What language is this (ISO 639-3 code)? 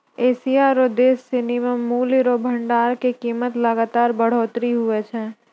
mai